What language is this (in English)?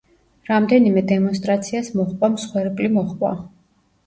Georgian